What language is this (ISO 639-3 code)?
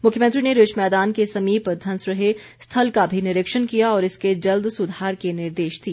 hin